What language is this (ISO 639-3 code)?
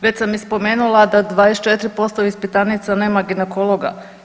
hrv